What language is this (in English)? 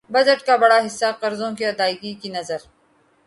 Urdu